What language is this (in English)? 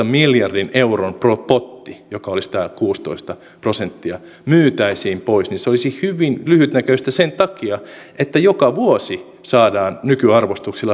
Finnish